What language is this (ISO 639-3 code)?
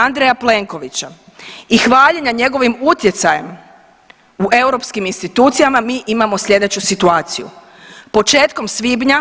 hrv